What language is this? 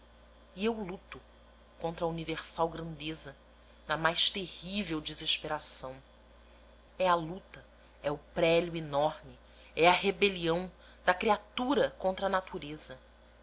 Portuguese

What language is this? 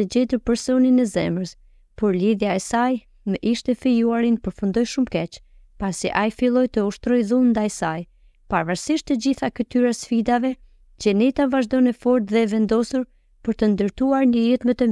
Romanian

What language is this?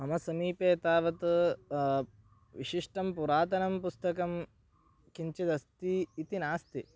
Sanskrit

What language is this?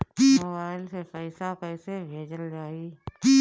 Bhojpuri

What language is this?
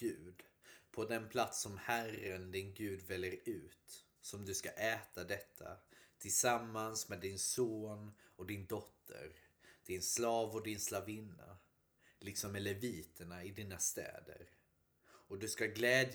Swedish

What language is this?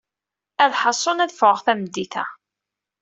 Kabyle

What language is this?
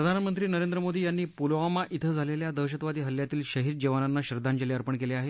Marathi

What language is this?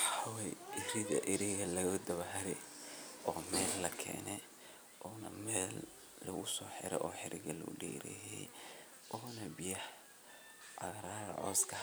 Somali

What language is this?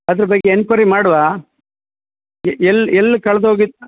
Kannada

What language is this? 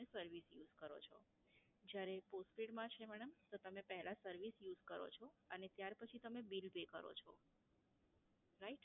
Gujarati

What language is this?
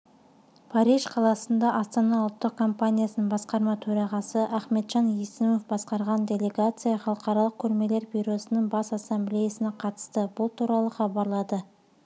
Kazakh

